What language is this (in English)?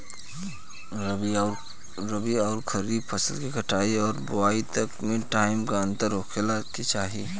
Bhojpuri